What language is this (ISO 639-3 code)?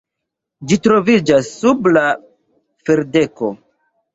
epo